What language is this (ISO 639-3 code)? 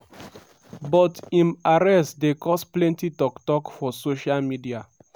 pcm